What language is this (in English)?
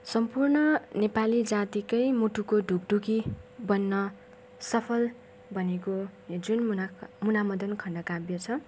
Nepali